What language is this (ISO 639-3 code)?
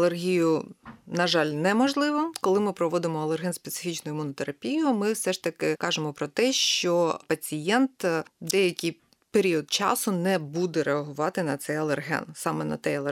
ukr